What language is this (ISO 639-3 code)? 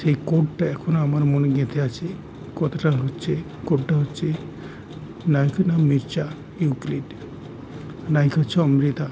ben